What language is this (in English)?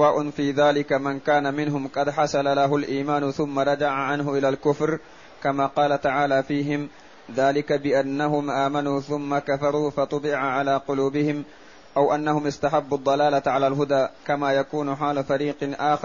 Arabic